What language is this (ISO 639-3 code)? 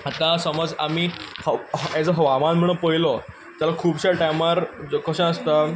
kok